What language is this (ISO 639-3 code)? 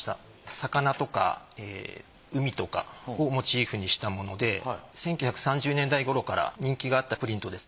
jpn